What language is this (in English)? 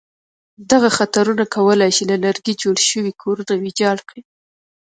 Pashto